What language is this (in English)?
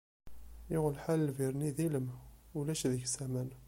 Kabyle